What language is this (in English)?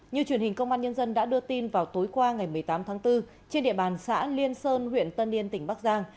Vietnamese